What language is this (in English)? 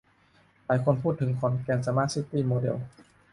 Thai